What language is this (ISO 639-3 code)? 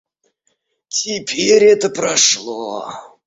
rus